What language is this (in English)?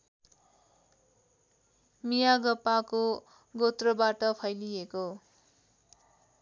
Nepali